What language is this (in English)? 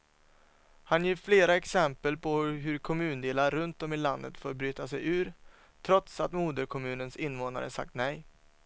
Swedish